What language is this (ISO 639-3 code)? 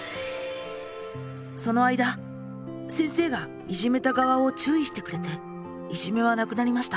jpn